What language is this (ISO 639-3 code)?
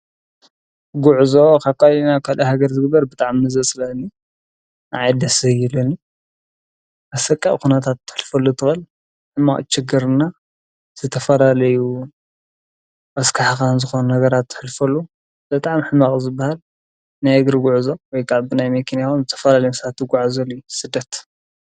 tir